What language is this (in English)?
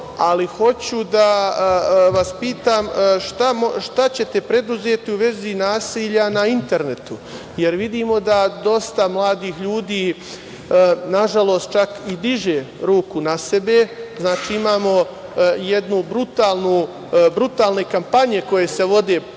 Serbian